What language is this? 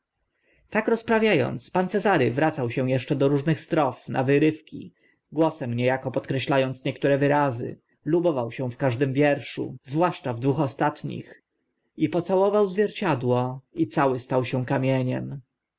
Polish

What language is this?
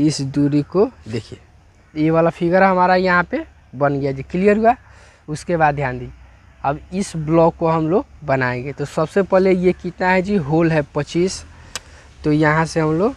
Hindi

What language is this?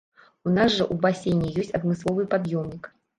Belarusian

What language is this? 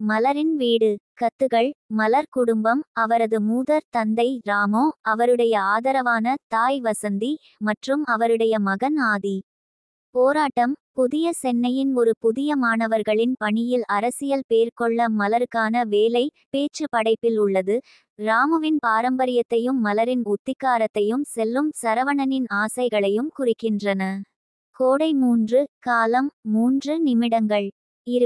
Tamil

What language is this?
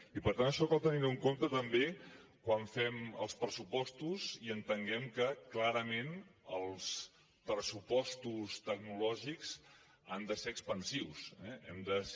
Catalan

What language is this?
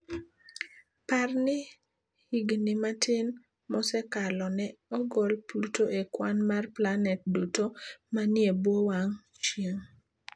Luo (Kenya and Tanzania)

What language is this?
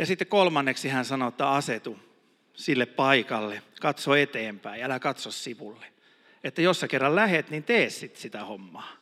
Finnish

